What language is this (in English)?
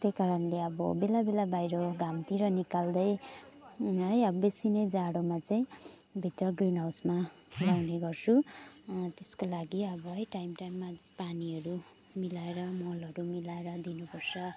Nepali